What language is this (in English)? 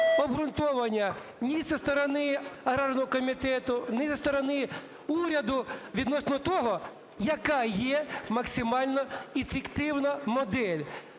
Ukrainian